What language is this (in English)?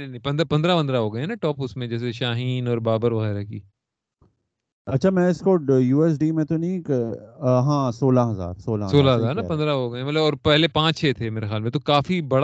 Urdu